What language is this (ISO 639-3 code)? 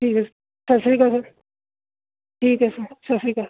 pan